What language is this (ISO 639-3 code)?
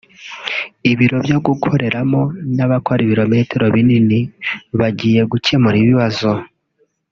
kin